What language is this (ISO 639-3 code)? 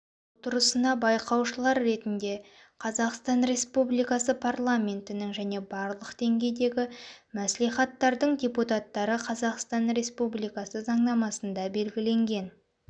kaz